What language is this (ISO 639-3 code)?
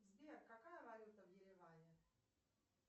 rus